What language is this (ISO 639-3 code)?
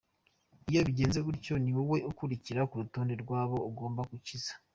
kin